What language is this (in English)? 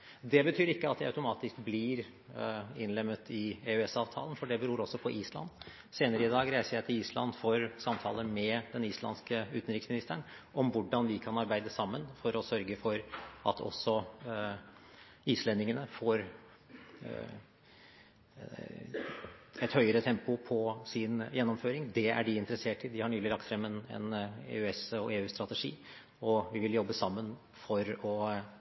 Norwegian Bokmål